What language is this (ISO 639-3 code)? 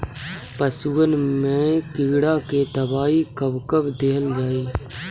bho